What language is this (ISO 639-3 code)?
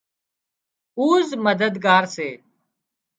kxp